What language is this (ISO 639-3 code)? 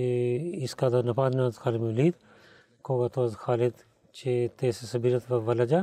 bul